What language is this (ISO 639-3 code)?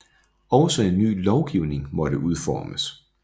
dan